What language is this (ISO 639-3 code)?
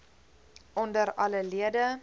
afr